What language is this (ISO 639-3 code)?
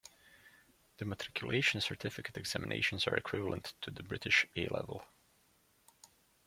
eng